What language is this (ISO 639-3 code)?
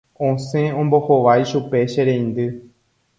grn